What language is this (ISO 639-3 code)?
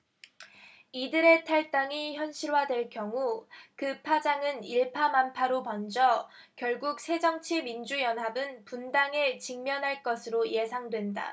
kor